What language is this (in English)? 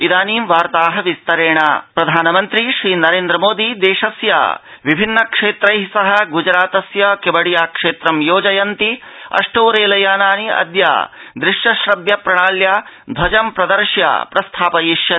Sanskrit